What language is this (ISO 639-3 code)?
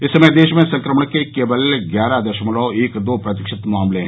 hin